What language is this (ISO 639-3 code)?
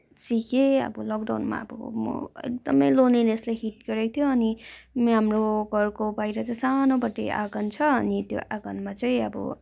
nep